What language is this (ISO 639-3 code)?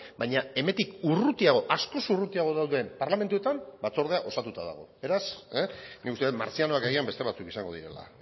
eus